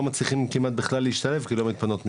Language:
Hebrew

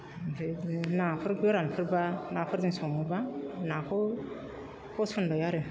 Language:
Bodo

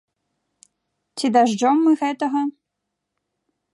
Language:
Belarusian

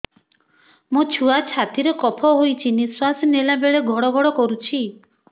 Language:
Odia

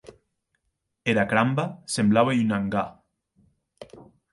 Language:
Occitan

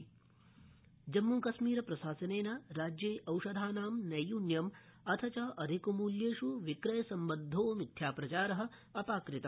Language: Sanskrit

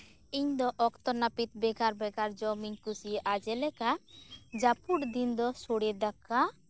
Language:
Santali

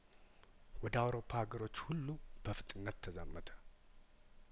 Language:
Amharic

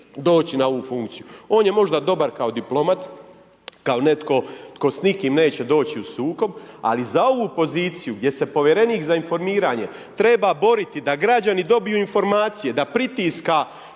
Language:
Croatian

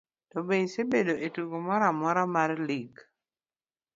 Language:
Luo (Kenya and Tanzania)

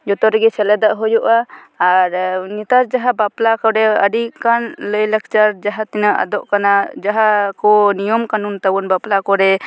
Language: Santali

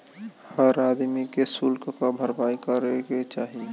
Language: Bhojpuri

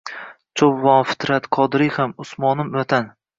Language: Uzbek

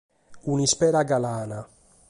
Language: Sardinian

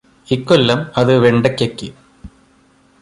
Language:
Malayalam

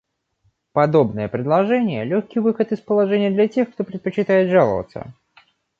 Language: Russian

